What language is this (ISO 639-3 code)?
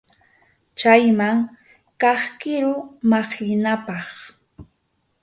qxu